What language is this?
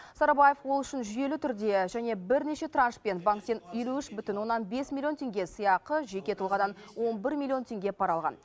Kazakh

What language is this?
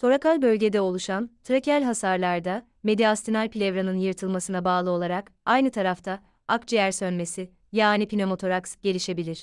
Turkish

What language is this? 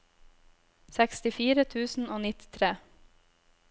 Norwegian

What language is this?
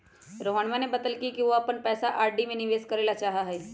Magahi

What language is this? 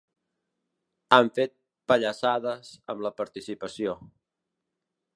Catalan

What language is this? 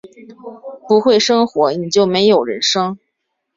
Chinese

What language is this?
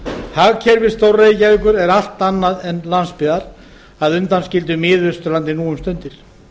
Icelandic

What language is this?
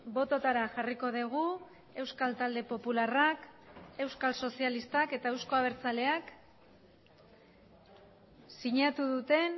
Basque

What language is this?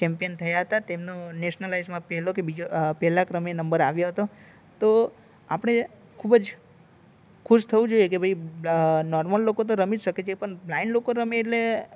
Gujarati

